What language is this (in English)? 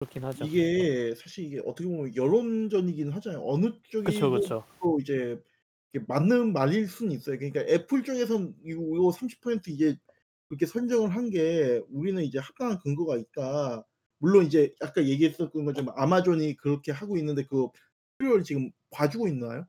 Korean